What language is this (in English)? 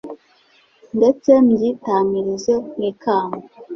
Kinyarwanda